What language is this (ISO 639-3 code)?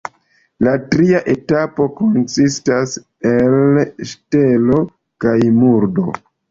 epo